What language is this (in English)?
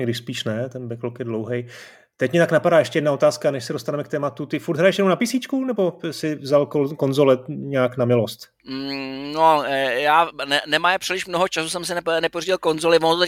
Czech